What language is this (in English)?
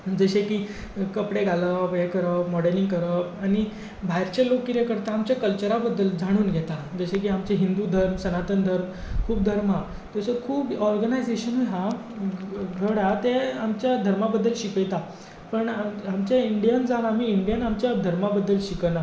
Konkani